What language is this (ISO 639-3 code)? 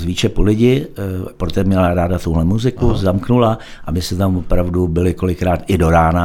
ces